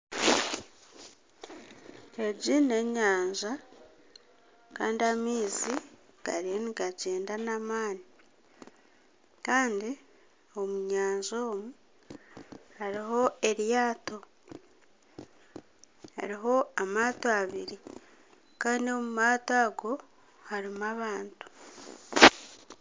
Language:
Nyankole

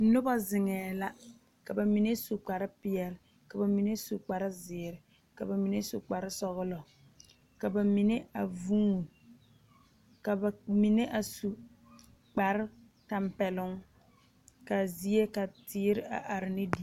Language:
Southern Dagaare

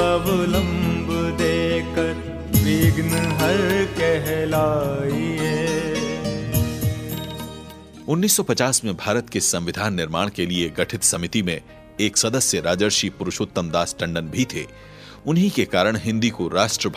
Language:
Hindi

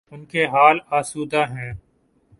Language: Urdu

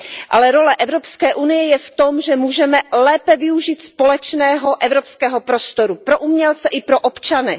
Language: Czech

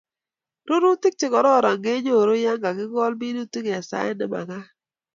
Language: Kalenjin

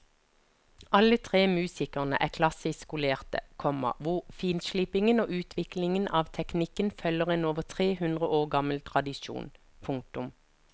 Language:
Norwegian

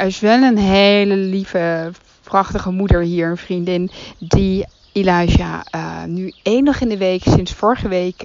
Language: Dutch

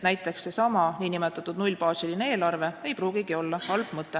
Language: Estonian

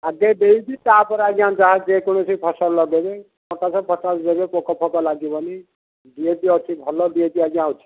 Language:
Odia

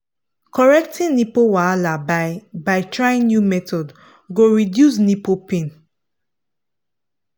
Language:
Nigerian Pidgin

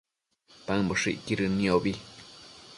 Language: Matsés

